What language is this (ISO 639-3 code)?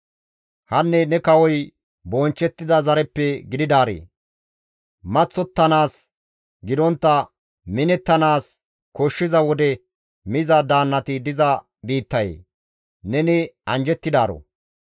gmv